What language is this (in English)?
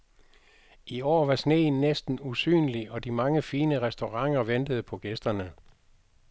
Danish